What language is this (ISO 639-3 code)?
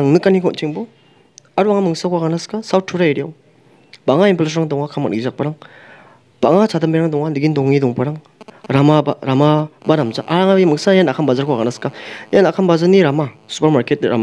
ind